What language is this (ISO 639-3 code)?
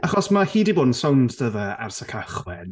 cym